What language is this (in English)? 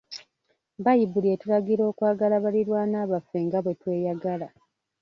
Ganda